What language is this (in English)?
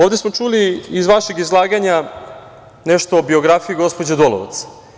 Serbian